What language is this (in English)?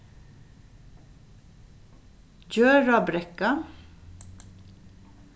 Faroese